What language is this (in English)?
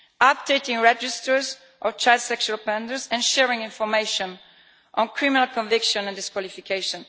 English